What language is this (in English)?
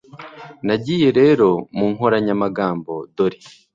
Kinyarwanda